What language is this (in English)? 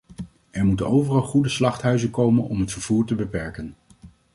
Dutch